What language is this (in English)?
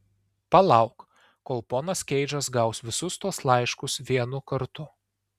Lithuanian